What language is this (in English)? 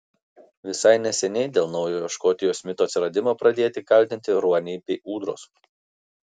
Lithuanian